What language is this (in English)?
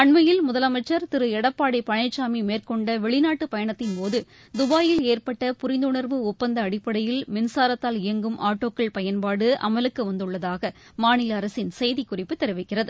Tamil